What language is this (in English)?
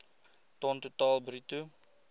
Afrikaans